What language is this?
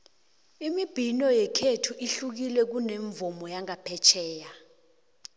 South Ndebele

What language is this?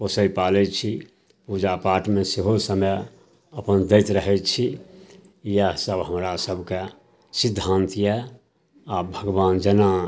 Maithili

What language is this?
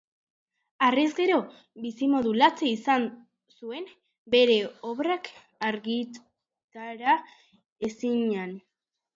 Basque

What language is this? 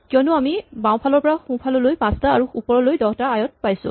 Assamese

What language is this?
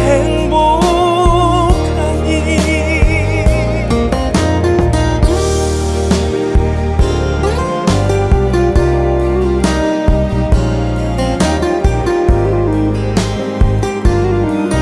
Korean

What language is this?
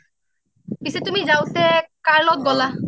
Assamese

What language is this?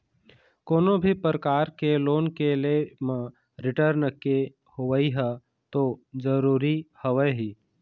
Chhattisgarhi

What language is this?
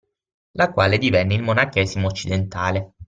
Italian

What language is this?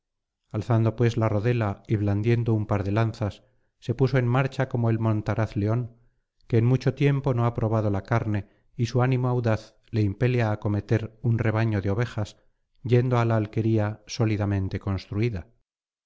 Spanish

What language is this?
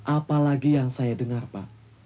Indonesian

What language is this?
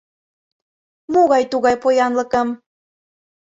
Mari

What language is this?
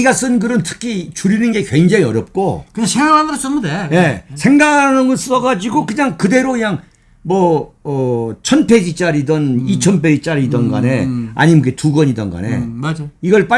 Korean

